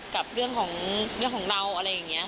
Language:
Thai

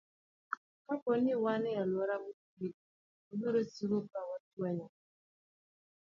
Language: Luo (Kenya and Tanzania)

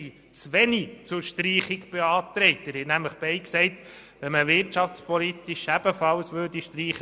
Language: Swiss German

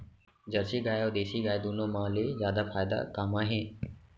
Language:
Chhattisgarhi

